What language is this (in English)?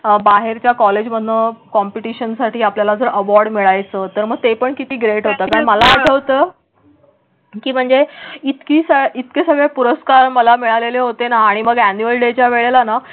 Marathi